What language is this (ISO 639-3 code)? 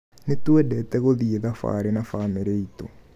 kik